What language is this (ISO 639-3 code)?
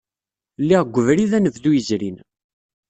kab